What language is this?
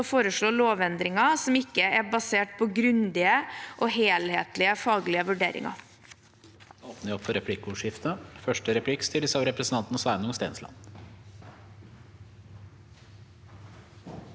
Norwegian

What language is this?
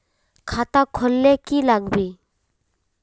Magahi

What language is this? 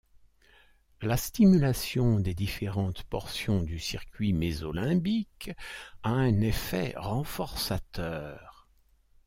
French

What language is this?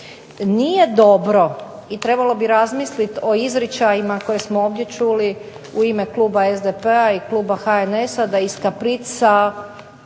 Croatian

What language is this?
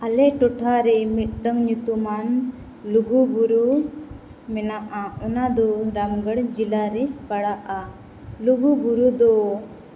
Santali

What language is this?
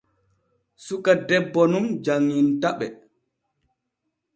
Borgu Fulfulde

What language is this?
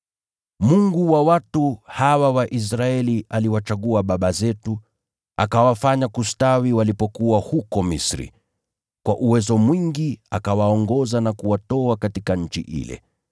Swahili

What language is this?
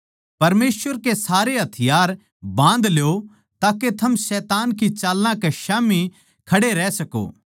Haryanvi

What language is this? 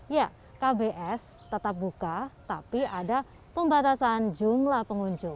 Indonesian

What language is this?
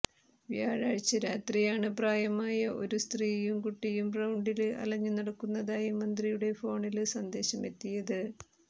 Malayalam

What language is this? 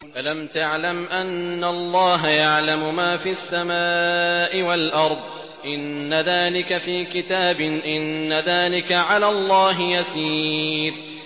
Arabic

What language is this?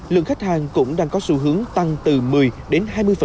Vietnamese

